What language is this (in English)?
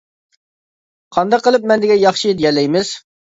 Uyghur